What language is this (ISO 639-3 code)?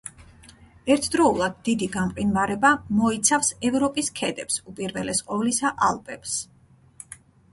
kat